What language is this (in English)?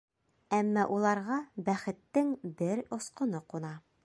Bashkir